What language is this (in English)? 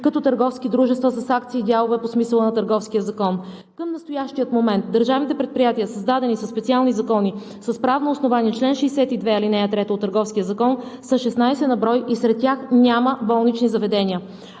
Bulgarian